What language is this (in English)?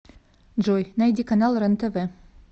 Russian